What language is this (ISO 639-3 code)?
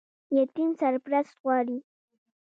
pus